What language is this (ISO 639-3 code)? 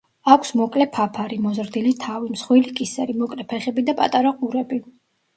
kat